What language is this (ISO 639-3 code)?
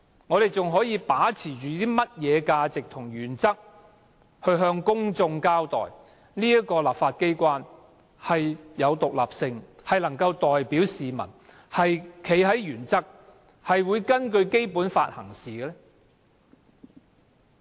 yue